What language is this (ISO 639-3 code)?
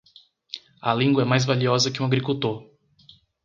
por